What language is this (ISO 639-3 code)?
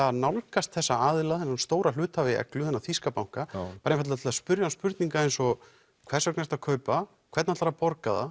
isl